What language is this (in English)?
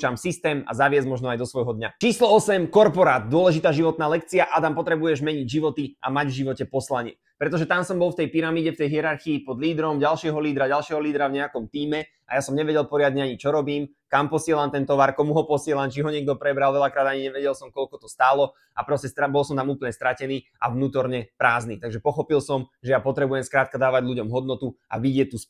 Slovak